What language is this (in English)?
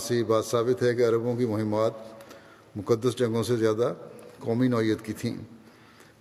Urdu